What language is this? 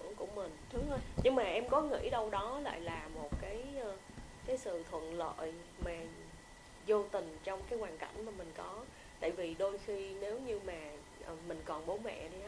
Vietnamese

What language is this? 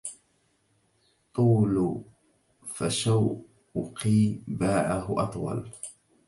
Arabic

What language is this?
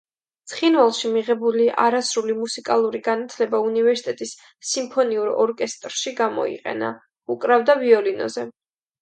Georgian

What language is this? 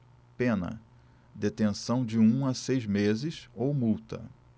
Portuguese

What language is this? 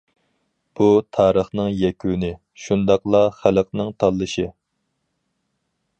Uyghur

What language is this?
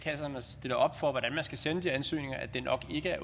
Danish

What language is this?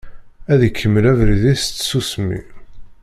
Kabyle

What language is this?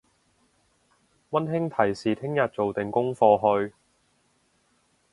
Cantonese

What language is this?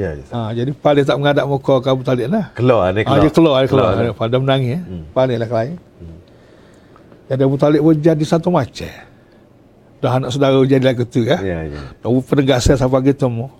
Malay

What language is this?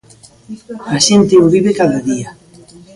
Galician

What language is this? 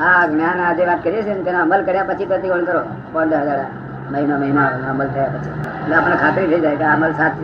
Gujarati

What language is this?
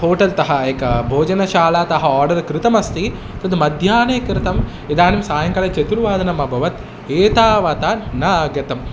Sanskrit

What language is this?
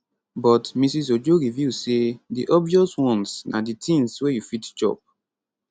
Nigerian Pidgin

